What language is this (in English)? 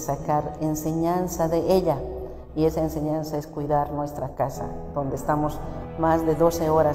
Spanish